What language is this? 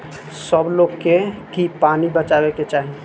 Bhojpuri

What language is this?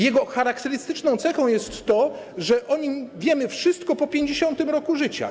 Polish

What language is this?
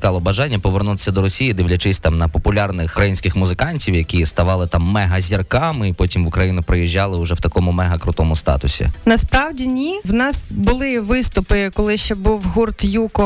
Ukrainian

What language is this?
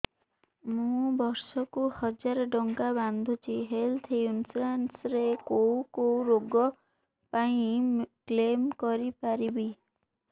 Odia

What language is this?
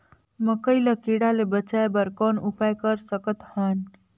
Chhattisgarhi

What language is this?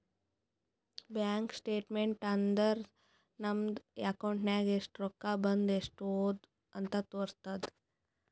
Kannada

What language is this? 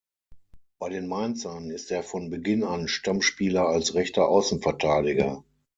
German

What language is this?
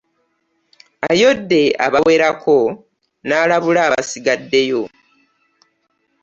Ganda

